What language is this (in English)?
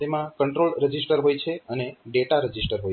Gujarati